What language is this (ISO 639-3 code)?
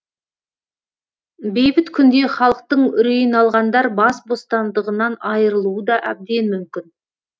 kaz